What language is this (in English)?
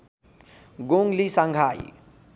Nepali